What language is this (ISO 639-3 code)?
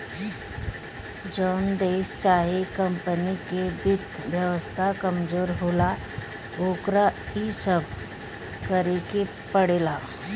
bho